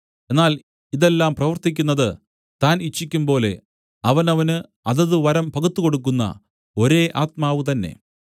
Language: Malayalam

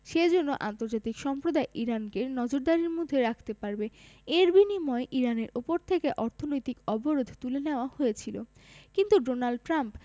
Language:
Bangla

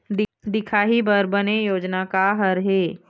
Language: Chhattisgarhi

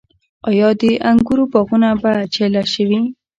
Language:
Pashto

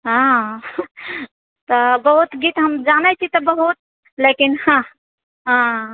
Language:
Maithili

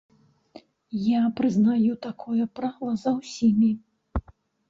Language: Belarusian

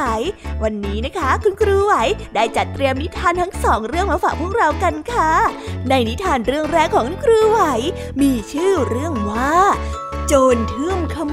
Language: Thai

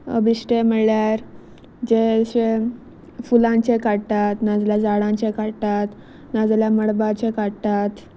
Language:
Konkani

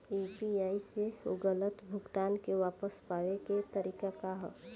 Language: Bhojpuri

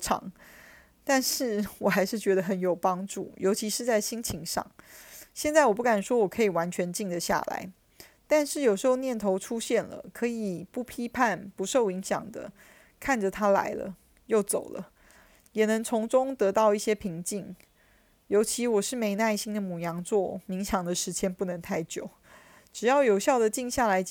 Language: Chinese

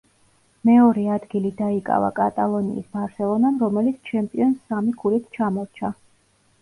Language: Georgian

